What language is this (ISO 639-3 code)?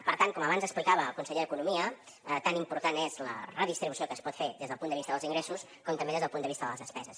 cat